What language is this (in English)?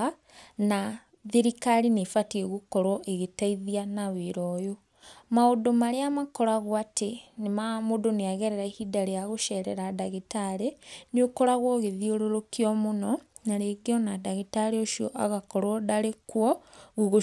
Kikuyu